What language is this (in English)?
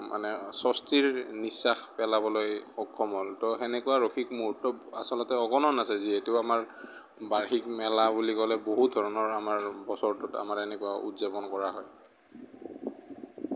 Assamese